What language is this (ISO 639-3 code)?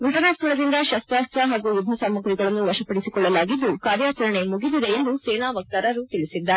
kan